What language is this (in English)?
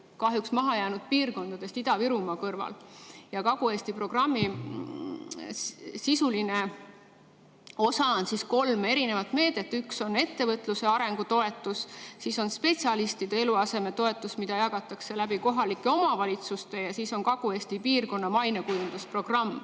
Estonian